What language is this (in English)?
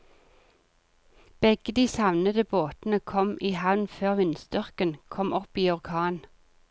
Norwegian